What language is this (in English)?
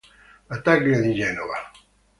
Italian